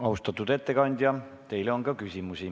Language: Estonian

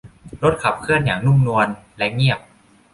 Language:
Thai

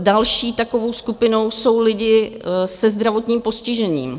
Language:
Czech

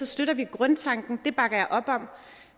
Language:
Danish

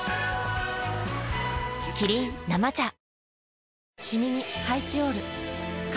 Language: Japanese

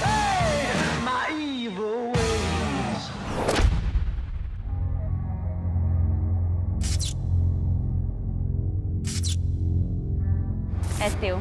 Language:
Portuguese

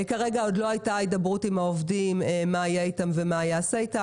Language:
Hebrew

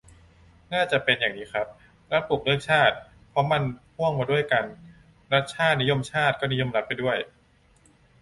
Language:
Thai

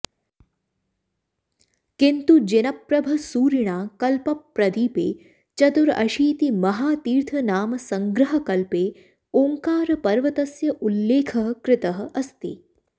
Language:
Sanskrit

